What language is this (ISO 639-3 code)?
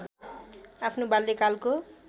nep